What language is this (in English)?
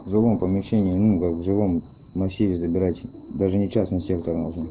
Russian